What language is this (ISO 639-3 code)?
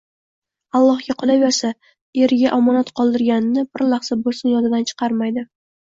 uzb